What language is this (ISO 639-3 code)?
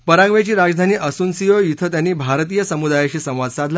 mar